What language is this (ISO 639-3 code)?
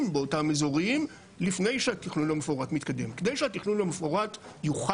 heb